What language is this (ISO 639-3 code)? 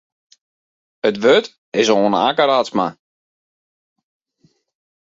fry